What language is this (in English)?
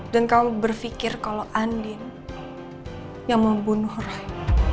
Indonesian